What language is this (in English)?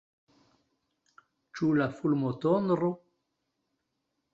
Esperanto